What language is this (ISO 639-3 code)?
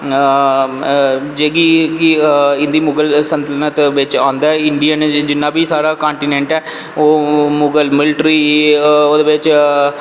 doi